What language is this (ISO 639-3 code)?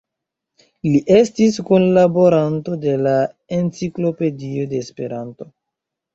epo